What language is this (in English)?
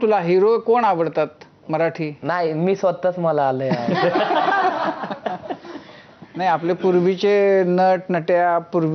Romanian